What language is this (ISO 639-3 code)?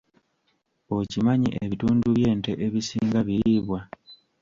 lug